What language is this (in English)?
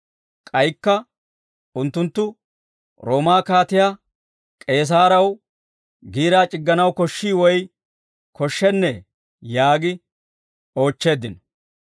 Dawro